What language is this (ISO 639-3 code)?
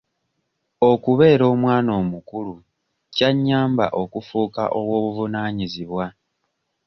lug